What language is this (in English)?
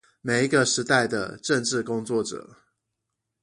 Chinese